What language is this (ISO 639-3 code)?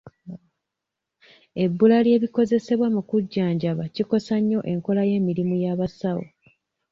lug